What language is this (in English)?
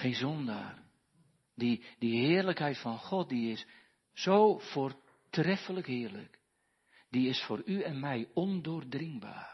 Dutch